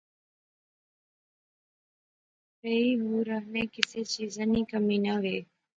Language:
Pahari-Potwari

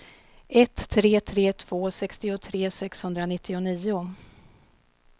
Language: Swedish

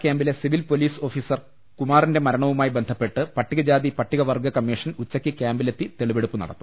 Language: Malayalam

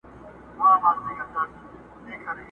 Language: Pashto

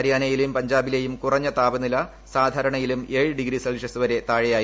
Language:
Malayalam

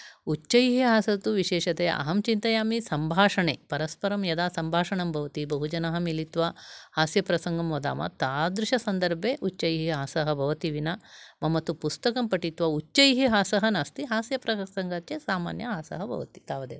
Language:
Sanskrit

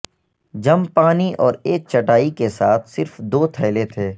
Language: Urdu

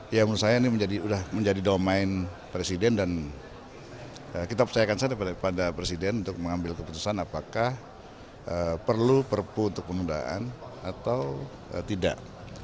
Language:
Indonesian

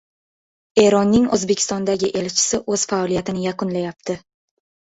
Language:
Uzbek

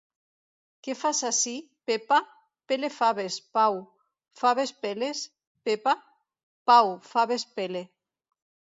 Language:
Catalan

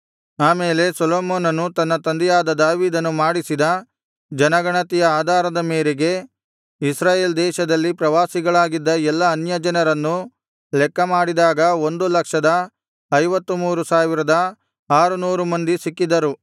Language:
Kannada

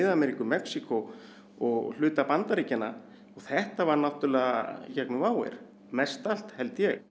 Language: Icelandic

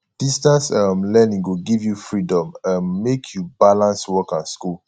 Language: Nigerian Pidgin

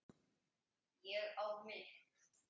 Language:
Icelandic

